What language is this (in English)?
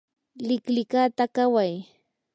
Yanahuanca Pasco Quechua